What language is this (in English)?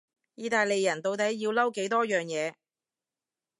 Cantonese